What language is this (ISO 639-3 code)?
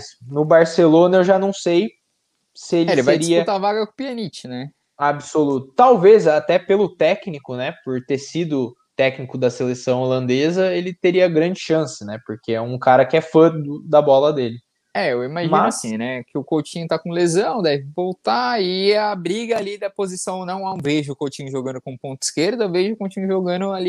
por